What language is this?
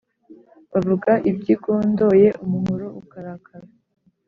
Kinyarwanda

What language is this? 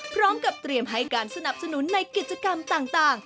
Thai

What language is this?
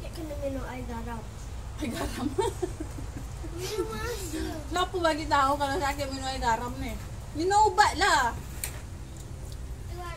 Malay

